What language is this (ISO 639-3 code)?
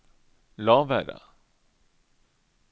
nor